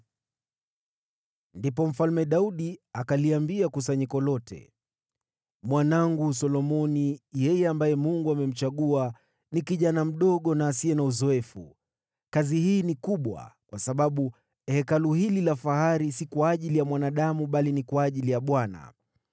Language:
Swahili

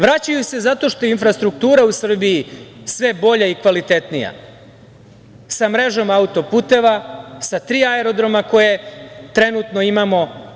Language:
Serbian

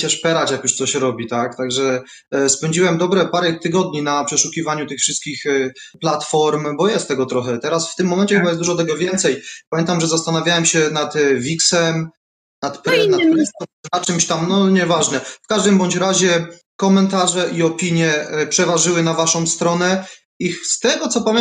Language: Polish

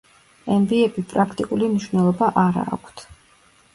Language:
Georgian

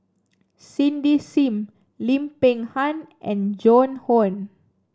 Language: English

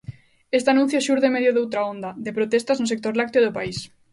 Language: Galician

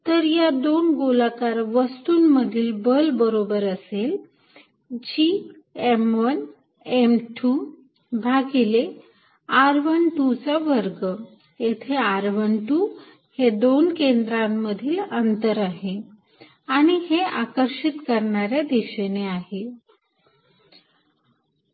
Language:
Marathi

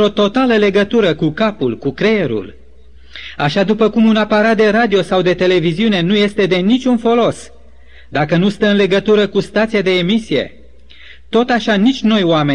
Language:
Romanian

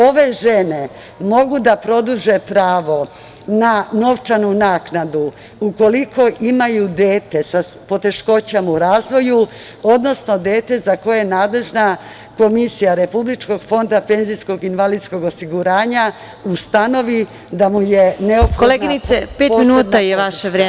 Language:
Serbian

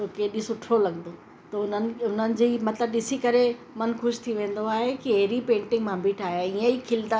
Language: Sindhi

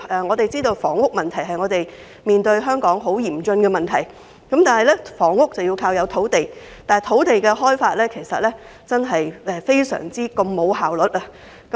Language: Cantonese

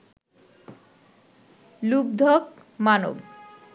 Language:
Bangla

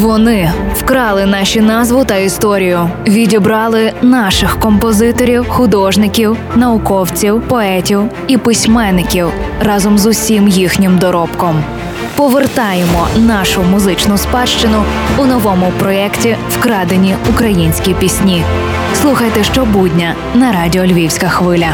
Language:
Ukrainian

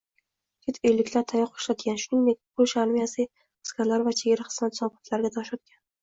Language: Uzbek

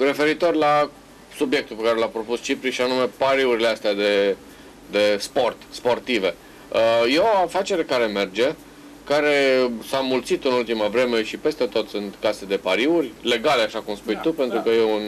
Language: Romanian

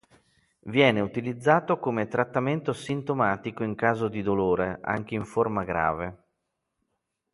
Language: Italian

